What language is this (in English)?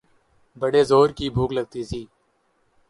Urdu